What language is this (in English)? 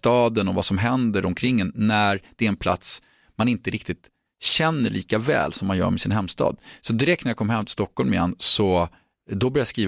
Swedish